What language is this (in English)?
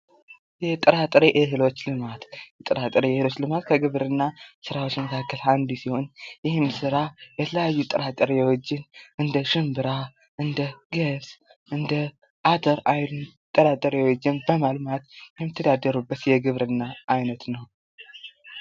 Amharic